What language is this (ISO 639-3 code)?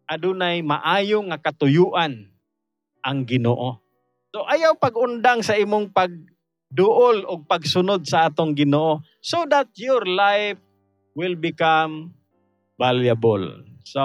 fil